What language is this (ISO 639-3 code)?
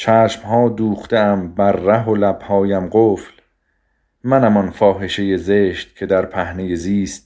fas